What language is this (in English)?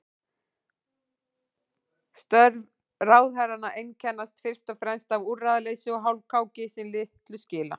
Icelandic